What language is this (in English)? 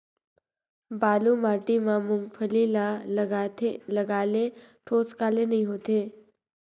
Chhattisgarhi